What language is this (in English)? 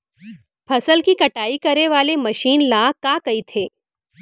Chhattisgarhi